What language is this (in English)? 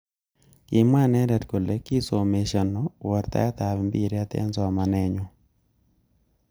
Kalenjin